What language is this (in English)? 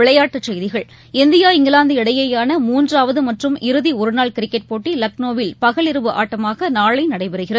Tamil